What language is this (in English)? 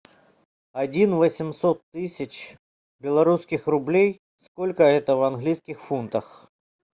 Russian